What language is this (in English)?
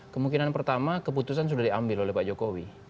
Indonesian